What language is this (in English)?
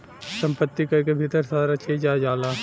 Bhojpuri